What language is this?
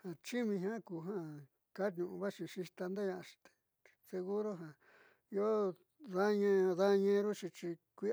Southeastern Nochixtlán Mixtec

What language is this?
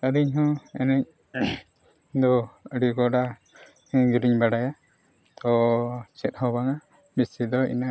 Santali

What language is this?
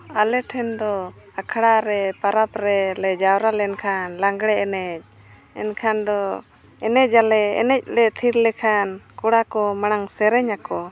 Santali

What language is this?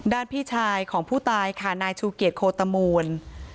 Thai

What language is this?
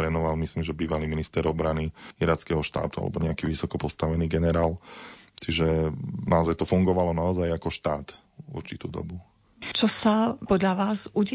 Slovak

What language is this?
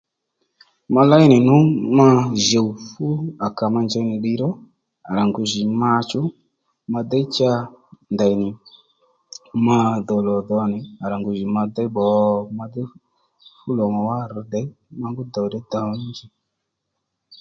Lendu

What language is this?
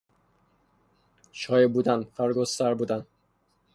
Persian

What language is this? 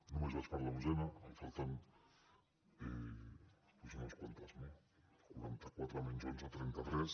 Catalan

